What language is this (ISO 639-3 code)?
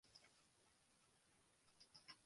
fry